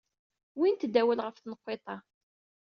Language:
Kabyle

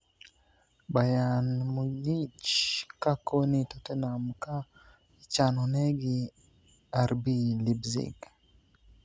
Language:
Luo (Kenya and Tanzania)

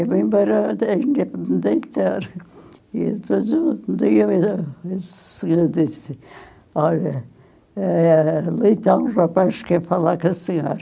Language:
Portuguese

